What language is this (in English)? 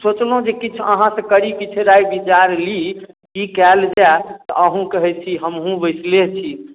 Maithili